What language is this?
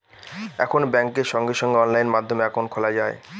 Bangla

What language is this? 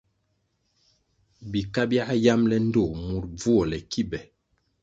Kwasio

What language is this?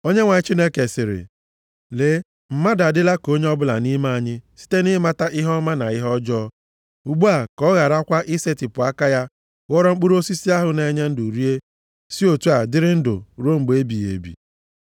Igbo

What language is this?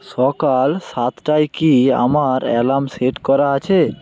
Bangla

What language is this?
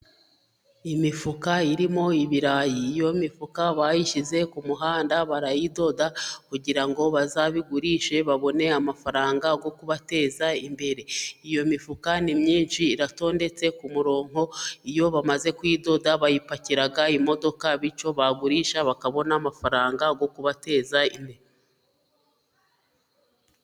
Kinyarwanda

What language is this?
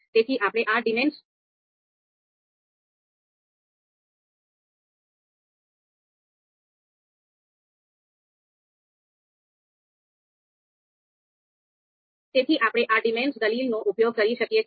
Gujarati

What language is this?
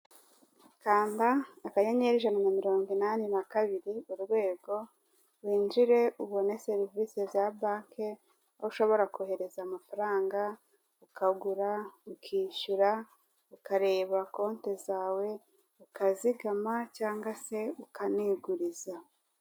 Kinyarwanda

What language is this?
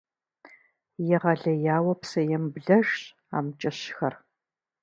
Kabardian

